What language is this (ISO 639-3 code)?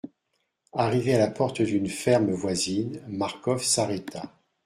fra